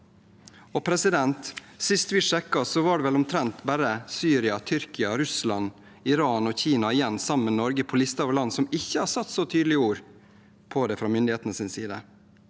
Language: Norwegian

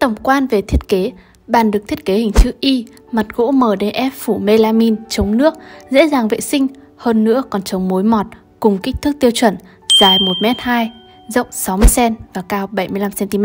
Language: Vietnamese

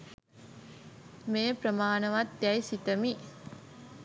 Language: Sinhala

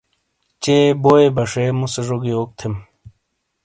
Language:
Shina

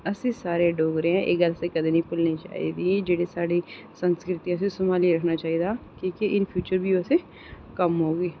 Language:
Dogri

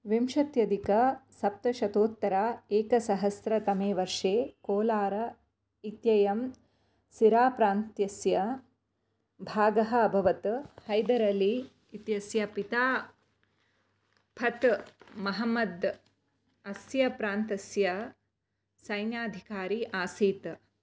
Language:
Sanskrit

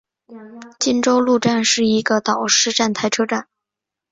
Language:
Chinese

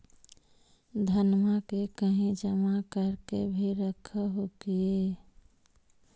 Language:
Magahi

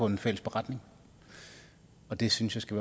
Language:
Danish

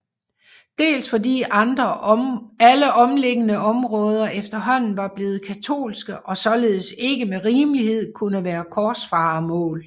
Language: Danish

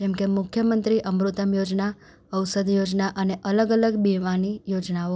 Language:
Gujarati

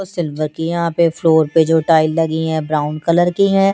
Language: Hindi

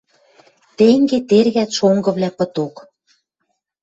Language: Western Mari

